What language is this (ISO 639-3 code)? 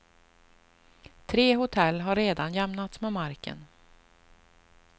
swe